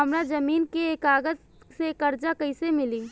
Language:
Bhojpuri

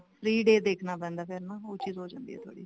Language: Punjabi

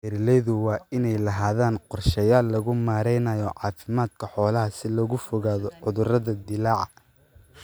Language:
Somali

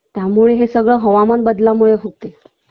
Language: Marathi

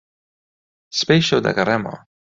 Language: Central Kurdish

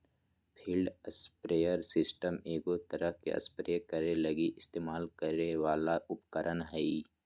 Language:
Magahi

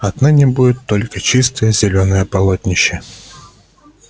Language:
Russian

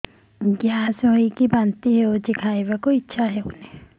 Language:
Odia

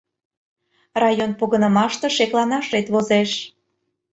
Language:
Mari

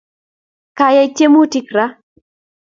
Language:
Kalenjin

